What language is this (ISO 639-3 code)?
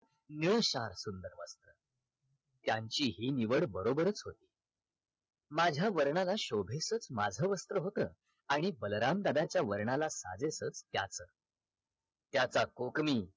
mar